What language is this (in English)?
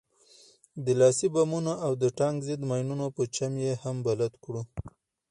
Pashto